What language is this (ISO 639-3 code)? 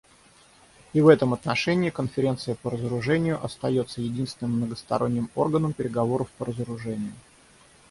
rus